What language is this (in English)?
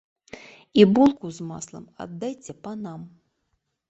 Belarusian